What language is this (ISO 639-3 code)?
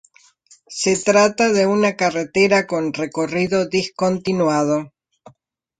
spa